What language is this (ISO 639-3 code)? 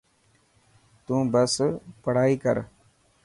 mki